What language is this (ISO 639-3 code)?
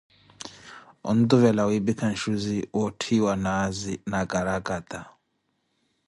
eko